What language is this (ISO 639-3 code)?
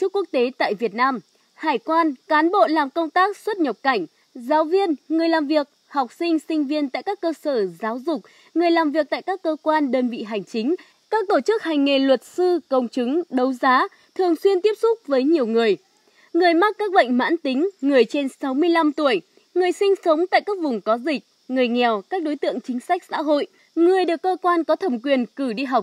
vie